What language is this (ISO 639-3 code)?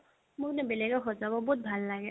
asm